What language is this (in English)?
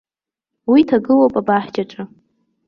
Abkhazian